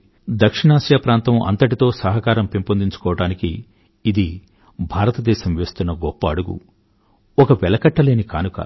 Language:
Telugu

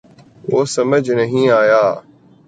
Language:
Urdu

